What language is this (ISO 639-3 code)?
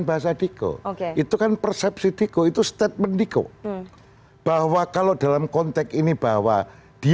ind